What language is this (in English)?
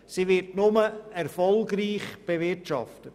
Swiss German